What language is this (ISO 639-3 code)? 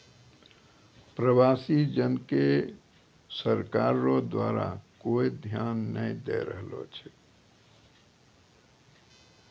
mai